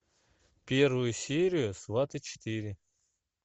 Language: Russian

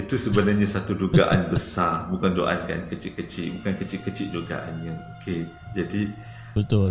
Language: Malay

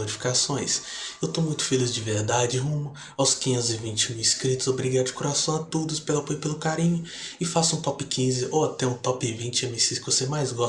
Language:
Portuguese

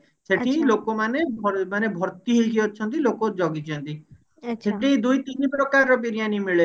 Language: Odia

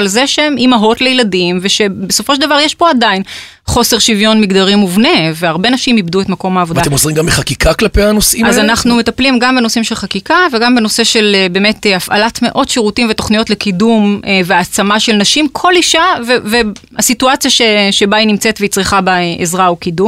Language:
Hebrew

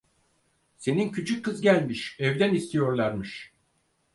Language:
Turkish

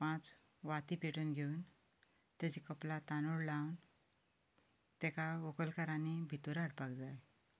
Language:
Konkani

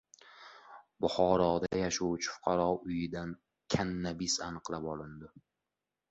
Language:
Uzbek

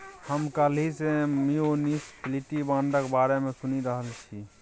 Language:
Maithili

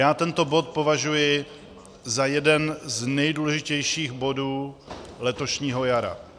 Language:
Czech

